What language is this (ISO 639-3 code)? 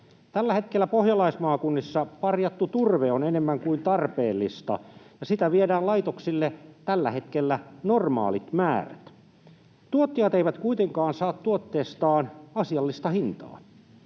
fin